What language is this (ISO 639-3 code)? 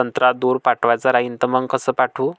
mar